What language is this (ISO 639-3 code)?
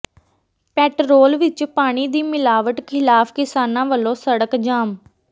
pan